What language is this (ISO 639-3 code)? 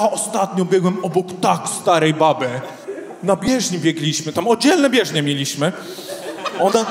pol